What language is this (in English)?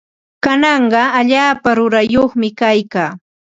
Ambo-Pasco Quechua